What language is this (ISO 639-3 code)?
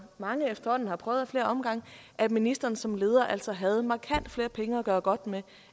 dan